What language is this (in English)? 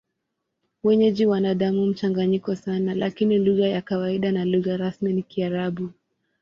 Swahili